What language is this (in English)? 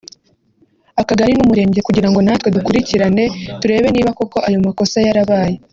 Kinyarwanda